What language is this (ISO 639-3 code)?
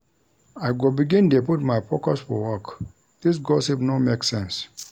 pcm